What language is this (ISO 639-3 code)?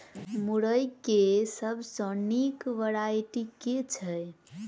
mai